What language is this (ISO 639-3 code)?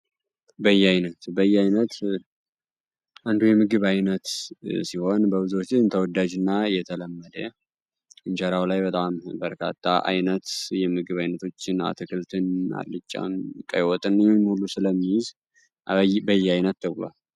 amh